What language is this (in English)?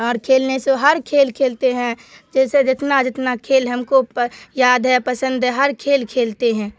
Urdu